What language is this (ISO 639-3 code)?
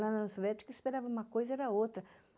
por